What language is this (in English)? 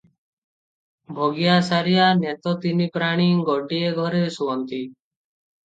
Odia